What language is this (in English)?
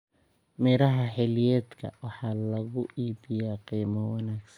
Somali